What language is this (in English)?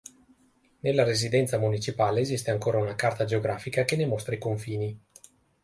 Italian